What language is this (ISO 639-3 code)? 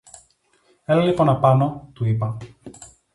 ell